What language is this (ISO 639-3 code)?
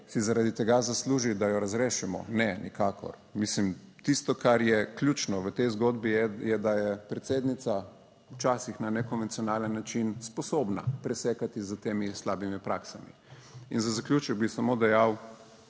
slv